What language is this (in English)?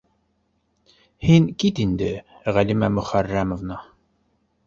Bashkir